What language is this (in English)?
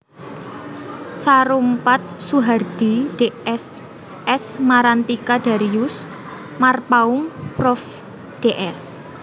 Javanese